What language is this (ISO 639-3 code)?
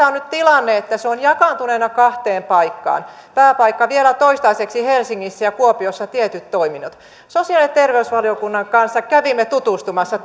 fin